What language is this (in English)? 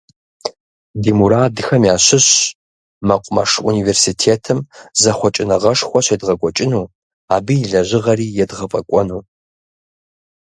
Kabardian